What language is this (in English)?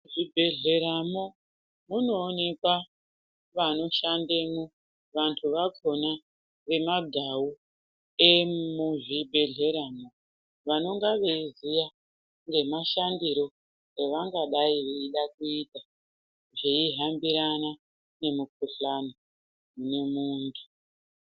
Ndau